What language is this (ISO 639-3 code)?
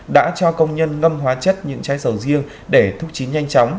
vie